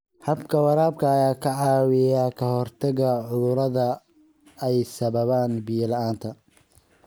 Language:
Somali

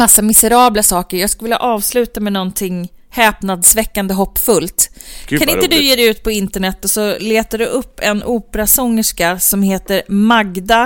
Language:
Swedish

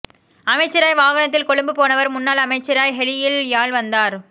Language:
Tamil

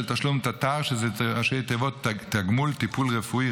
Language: Hebrew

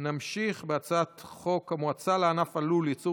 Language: Hebrew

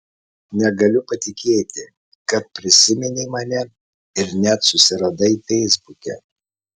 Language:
Lithuanian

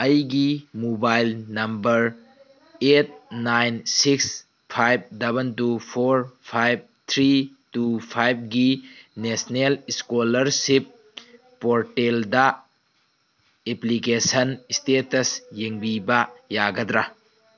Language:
Manipuri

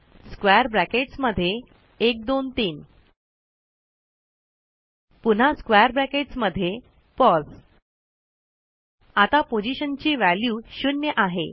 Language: Marathi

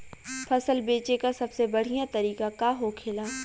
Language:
Bhojpuri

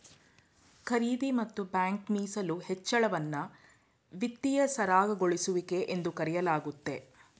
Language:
Kannada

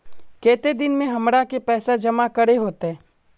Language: Magahi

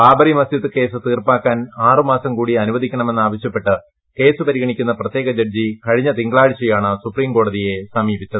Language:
Malayalam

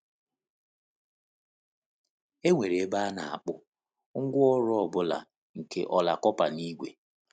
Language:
Igbo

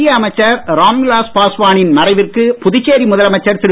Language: Tamil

